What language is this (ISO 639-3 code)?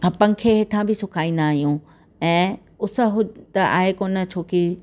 snd